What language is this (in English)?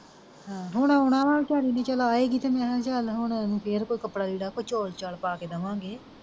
Punjabi